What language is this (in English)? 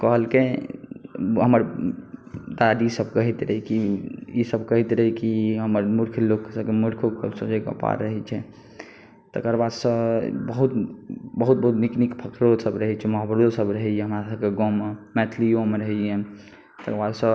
Maithili